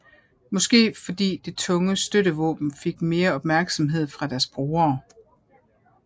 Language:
Danish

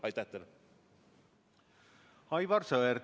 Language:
Estonian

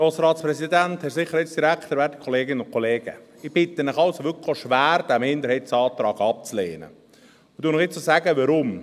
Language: Swiss German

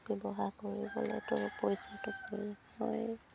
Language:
Assamese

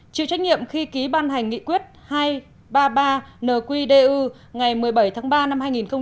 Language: Vietnamese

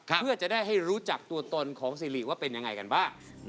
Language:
Thai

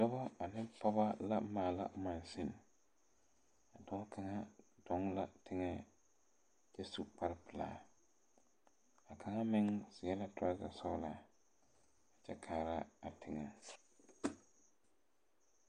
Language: Southern Dagaare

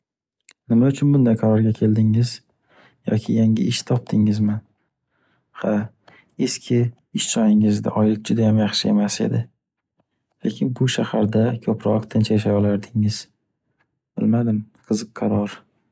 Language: Uzbek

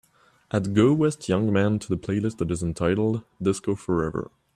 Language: English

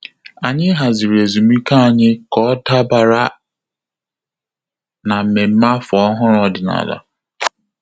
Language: Igbo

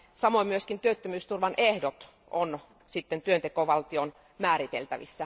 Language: Finnish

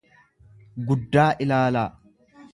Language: Oromo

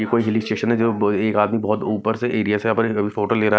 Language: Hindi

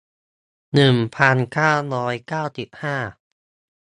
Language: Thai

